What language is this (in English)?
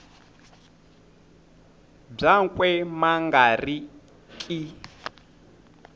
Tsonga